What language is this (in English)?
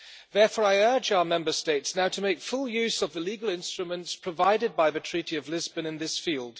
English